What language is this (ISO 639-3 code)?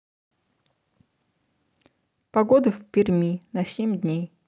rus